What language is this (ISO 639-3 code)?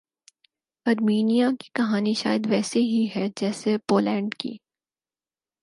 urd